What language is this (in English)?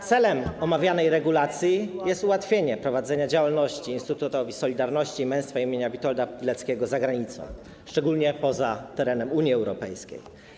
Polish